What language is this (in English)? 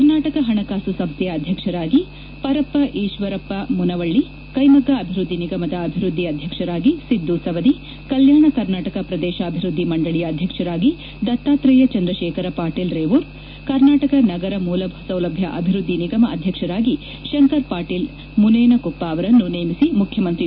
Kannada